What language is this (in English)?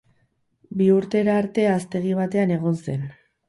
Basque